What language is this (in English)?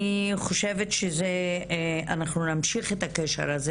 Hebrew